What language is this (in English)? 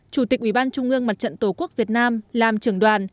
Vietnamese